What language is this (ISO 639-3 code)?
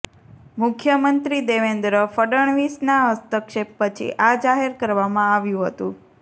guj